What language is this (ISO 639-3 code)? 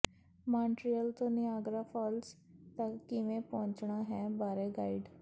pan